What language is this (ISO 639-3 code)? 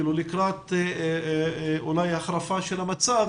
heb